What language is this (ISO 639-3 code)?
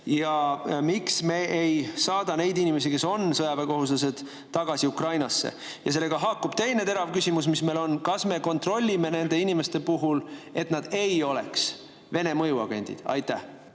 est